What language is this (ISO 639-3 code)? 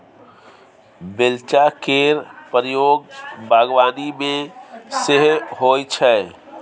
mai